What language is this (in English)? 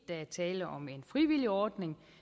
Danish